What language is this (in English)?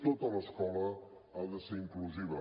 Catalan